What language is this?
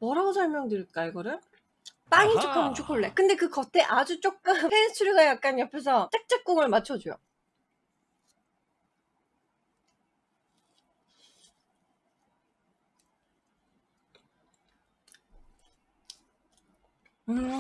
Korean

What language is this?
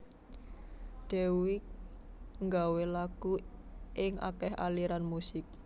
Javanese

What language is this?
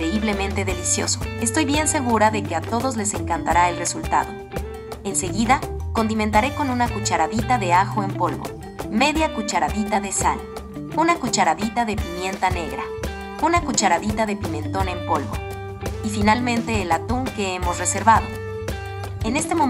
Spanish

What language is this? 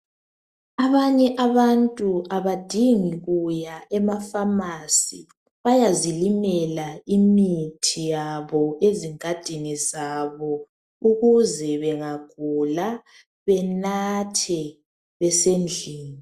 North Ndebele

